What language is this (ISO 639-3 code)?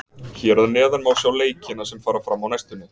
isl